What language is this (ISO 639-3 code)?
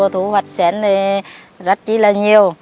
vie